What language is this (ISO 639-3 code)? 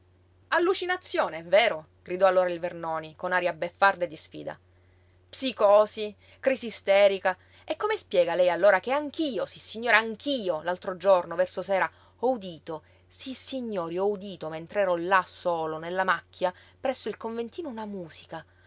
ita